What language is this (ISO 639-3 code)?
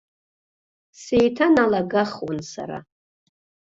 abk